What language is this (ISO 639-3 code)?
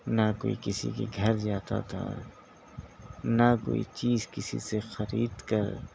urd